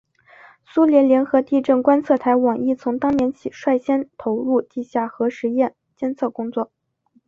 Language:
Chinese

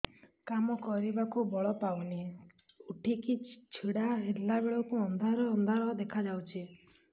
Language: Odia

